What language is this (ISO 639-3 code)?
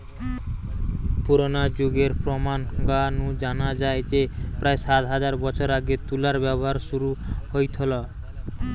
ben